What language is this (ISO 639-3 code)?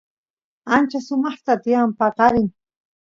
qus